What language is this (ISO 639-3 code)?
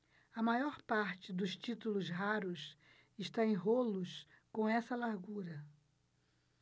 por